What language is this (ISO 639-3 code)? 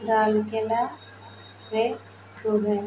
ori